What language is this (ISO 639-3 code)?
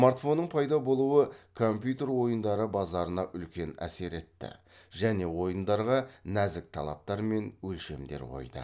kaz